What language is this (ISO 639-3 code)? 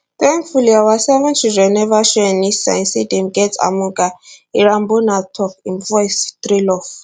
pcm